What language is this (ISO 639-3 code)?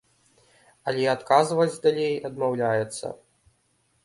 bel